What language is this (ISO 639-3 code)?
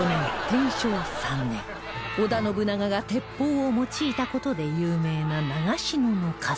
jpn